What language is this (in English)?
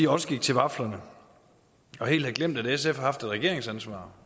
Danish